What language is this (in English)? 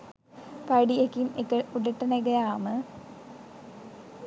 Sinhala